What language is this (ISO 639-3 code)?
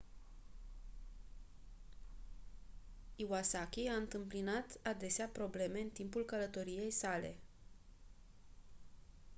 ron